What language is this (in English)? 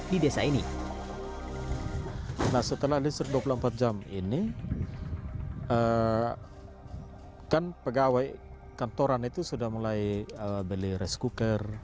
Indonesian